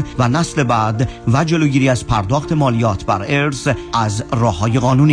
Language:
Persian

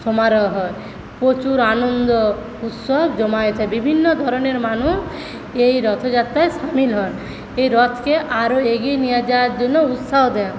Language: Bangla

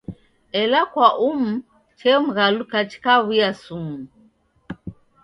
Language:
Taita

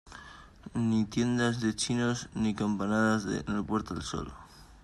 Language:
Spanish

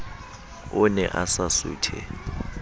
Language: Southern Sotho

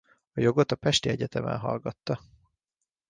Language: Hungarian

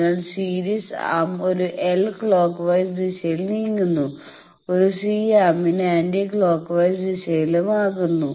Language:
Malayalam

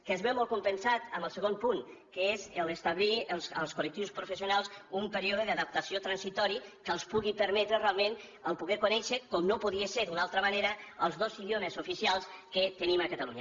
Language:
Catalan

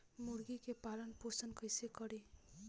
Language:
Bhojpuri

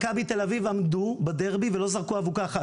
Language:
Hebrew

